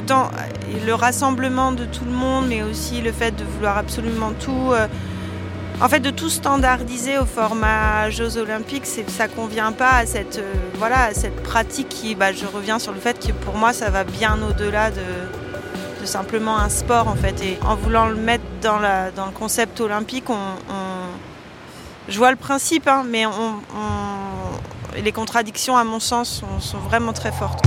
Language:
French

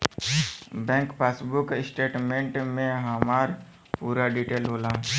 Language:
Bhojpuri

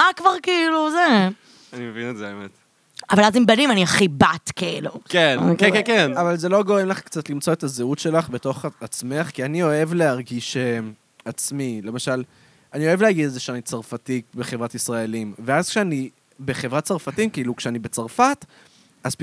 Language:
Hebrew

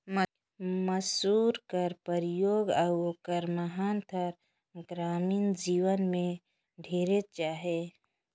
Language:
Chhattisgarhi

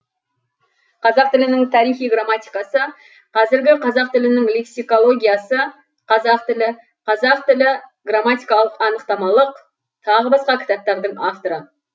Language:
Kazakh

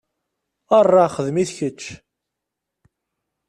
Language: Kabyle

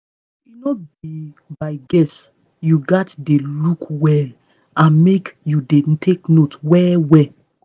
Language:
Nigerian Pidgin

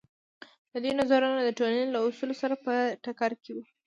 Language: Pashto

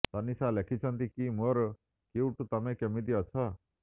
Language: Odia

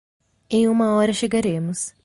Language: Portuguese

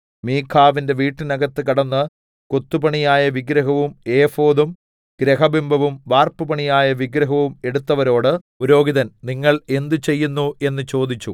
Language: Malayalam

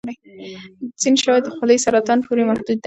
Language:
Pashto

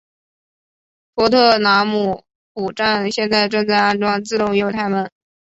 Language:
Chinese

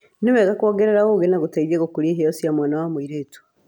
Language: Kikuyu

